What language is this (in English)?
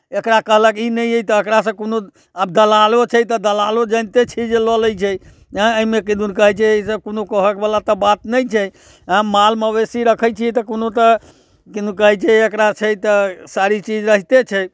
Maithili